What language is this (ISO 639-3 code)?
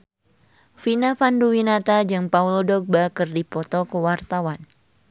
sun